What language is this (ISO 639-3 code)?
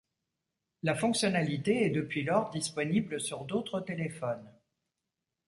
fra